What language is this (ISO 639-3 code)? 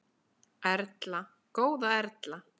isl